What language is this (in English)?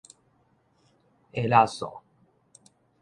Min Nan Chinese